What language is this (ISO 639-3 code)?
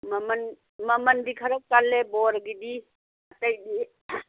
mni